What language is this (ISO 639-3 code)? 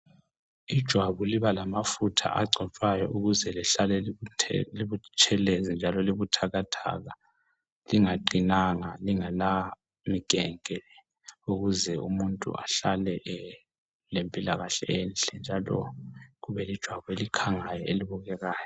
nde